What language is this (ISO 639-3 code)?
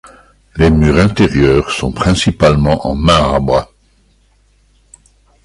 fra